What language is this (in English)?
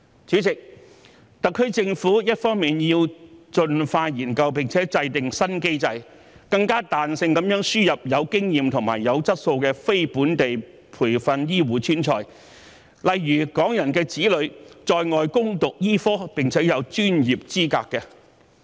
Cantonese